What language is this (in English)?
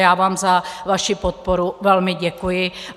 Czech